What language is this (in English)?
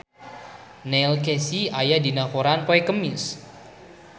Sundanese